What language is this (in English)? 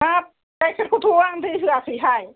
Bodo